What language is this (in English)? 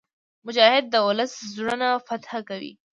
Pashto